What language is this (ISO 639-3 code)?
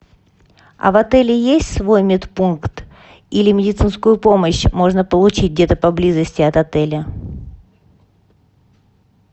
rus